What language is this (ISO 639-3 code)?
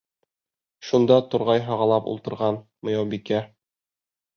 bak